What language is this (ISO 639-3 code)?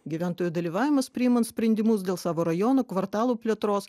lit